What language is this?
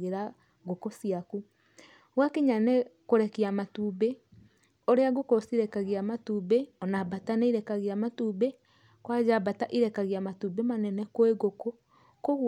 Kikuyu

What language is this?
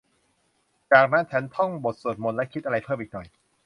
Thai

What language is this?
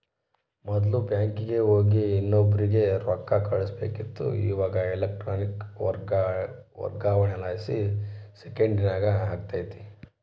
Kannada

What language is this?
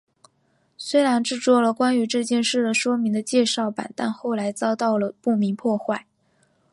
Chinese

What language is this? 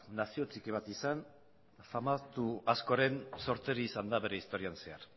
Basque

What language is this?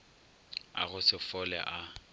Northern Sotho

